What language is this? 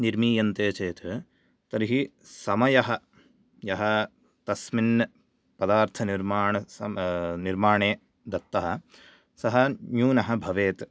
Sanskrit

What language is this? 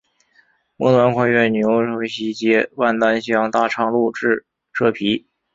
Chinese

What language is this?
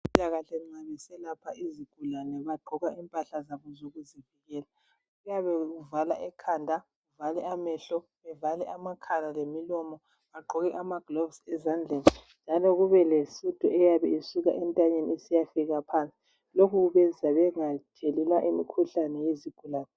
North Ndebele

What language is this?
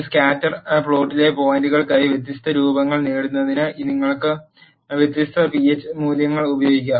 Malayalam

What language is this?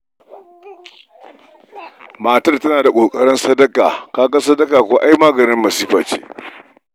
Hausa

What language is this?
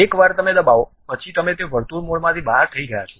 Gujarati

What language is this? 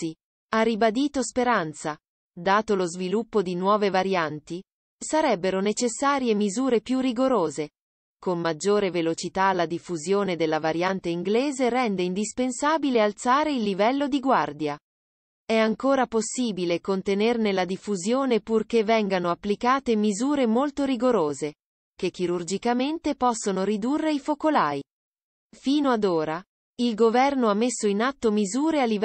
Italian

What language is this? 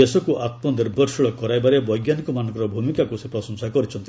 Odia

